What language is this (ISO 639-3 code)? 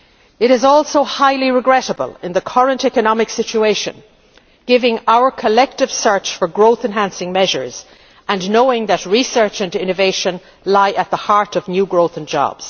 eng